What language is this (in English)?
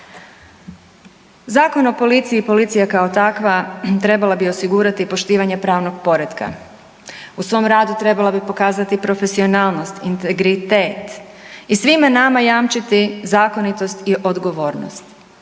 Croatian